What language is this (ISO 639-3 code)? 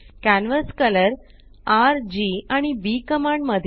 mar